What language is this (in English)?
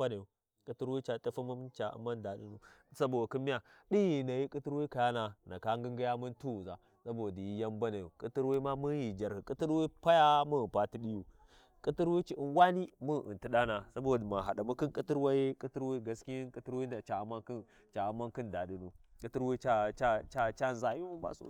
Warji